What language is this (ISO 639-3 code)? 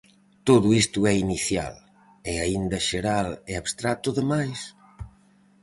glg